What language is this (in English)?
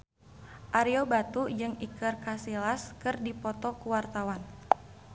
Sundanese